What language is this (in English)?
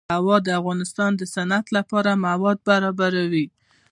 Pashto